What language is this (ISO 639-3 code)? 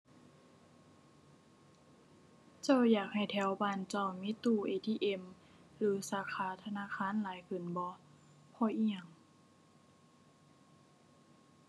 tha